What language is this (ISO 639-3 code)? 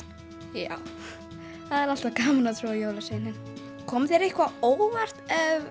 isl